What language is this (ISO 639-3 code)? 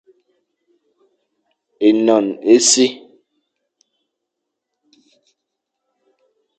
fan